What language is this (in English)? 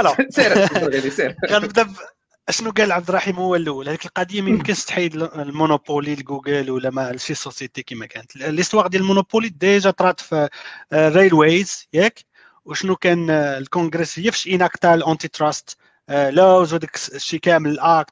Arabic